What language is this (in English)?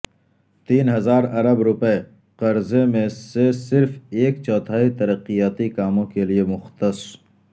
Urdu